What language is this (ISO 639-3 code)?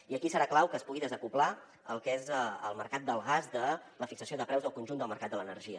cat